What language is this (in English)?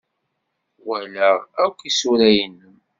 Kabyle